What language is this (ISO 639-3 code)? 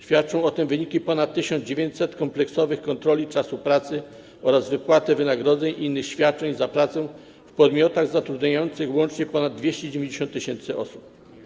pol